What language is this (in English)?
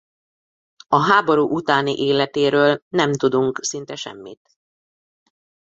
Hungarian